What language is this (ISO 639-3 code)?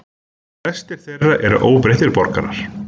isl